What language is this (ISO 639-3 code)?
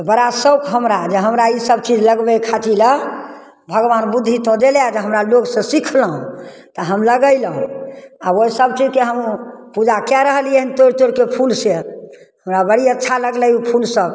mai